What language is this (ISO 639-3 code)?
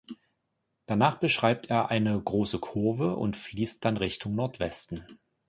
deu